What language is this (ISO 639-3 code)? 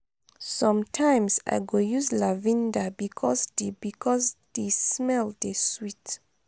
pcm